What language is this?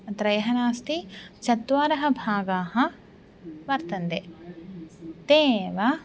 Sanskrit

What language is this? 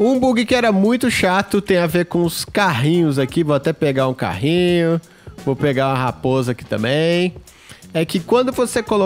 Portuguese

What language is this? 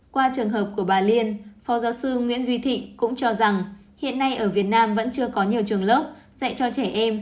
Vietnamese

